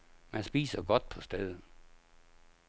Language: Danish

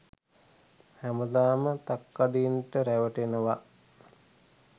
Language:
Sinhala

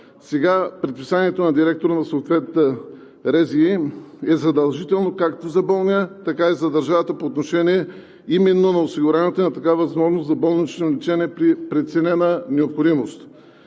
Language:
Bulgarian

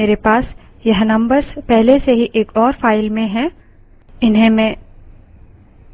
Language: Hindi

